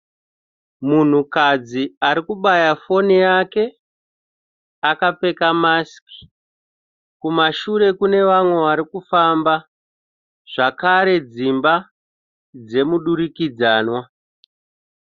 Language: Shona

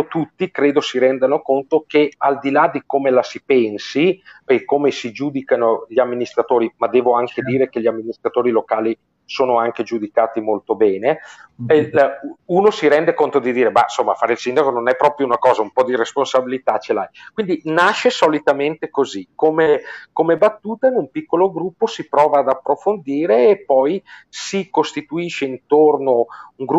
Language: Italian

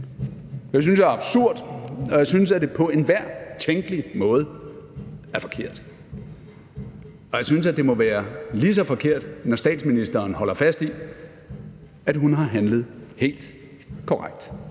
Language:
Danish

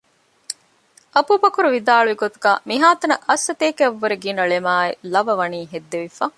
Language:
Divehi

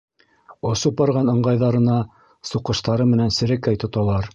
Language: Bashkir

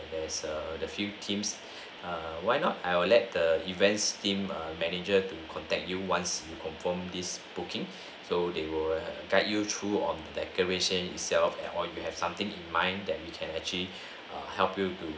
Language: English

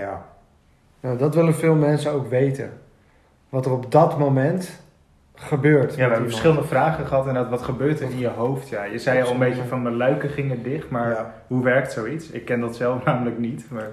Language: Dutch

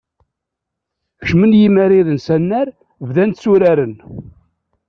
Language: Kabyle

